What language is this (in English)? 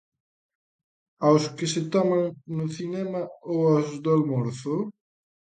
Galician